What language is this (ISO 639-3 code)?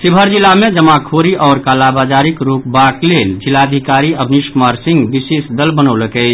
mai